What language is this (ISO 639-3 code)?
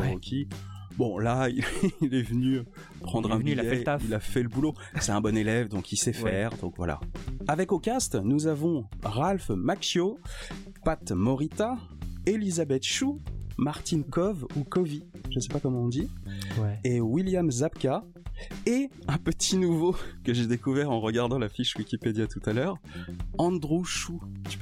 fra